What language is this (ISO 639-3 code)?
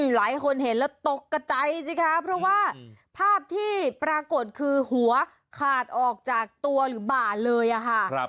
tha